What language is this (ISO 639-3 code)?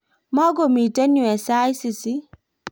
kln